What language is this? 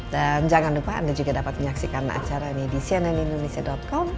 Indonesian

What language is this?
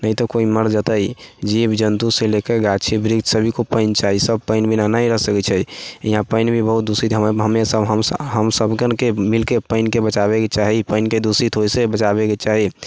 Maithili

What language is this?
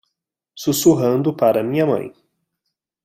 Portuguese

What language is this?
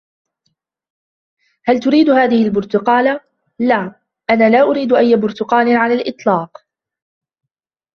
Arabic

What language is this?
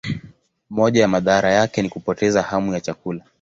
Swahili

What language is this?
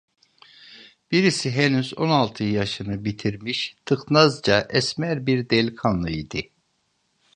Turkish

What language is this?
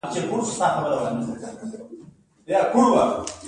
Pashto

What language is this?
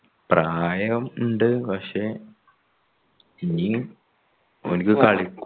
Malayalam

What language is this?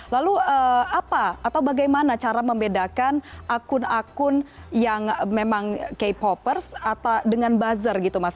Indonesian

